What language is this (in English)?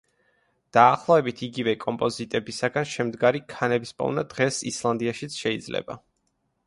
Georgian